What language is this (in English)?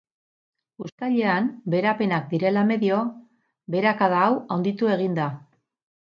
Basque